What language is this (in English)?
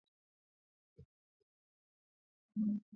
Swahili